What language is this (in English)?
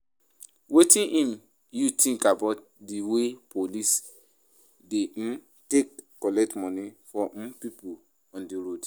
Nigerian Pidgin